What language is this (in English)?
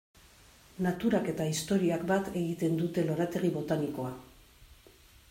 Basque